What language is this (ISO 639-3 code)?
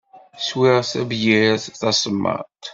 kab